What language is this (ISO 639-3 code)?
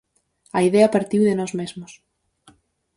glg